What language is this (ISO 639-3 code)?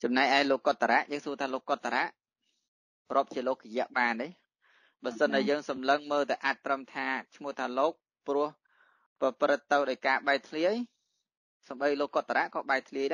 vie